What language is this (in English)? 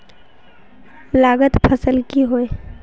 Magahi